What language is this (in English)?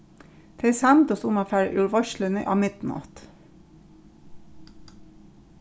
Faroese